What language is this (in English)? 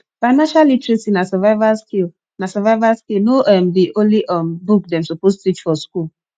Nigerian Pidgin